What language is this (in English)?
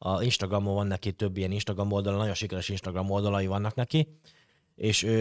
Hungarian